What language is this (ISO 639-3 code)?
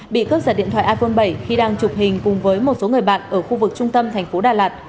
vie